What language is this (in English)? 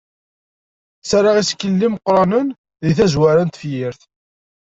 Kabyle